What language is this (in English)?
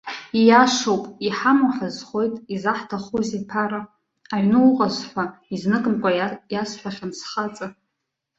Abkhazian